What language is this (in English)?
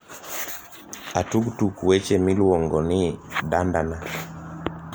Luo (Kenya and Tanzania)